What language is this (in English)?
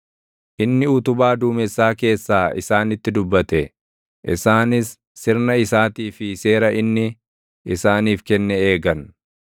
Oromo